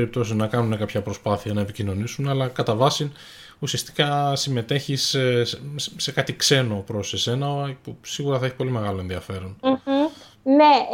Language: Greek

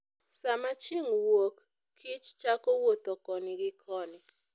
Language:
Luo (Kenya and Tanzania)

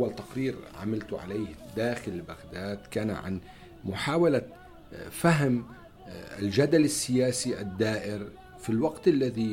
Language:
Arabic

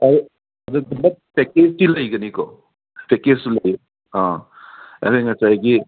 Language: Manipuri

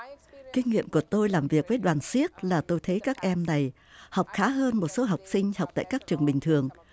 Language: Vietnamese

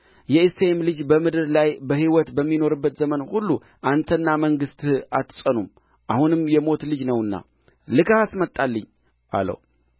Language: Amharic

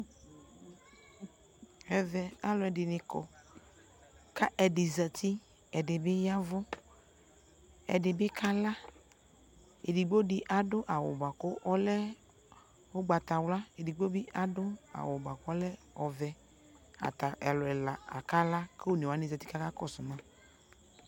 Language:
Ikposo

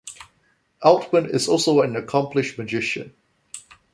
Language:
English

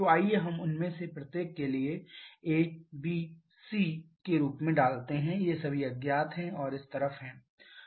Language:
Hindi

